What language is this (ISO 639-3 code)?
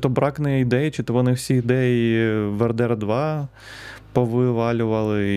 ukr